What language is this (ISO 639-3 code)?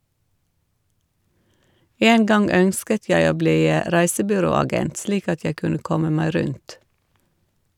nor